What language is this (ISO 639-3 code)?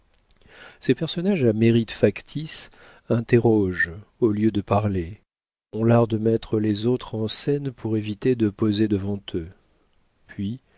fra